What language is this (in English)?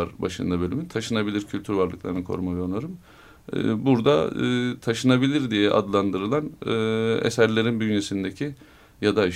Turkish